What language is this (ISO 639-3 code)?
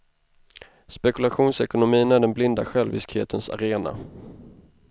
swe